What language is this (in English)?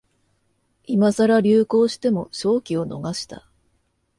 Japanese